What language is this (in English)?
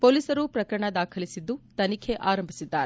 Kannada